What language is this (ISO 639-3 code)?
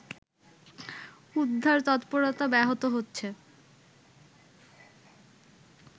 ben